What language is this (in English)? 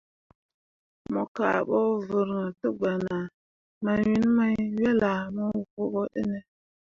Mundang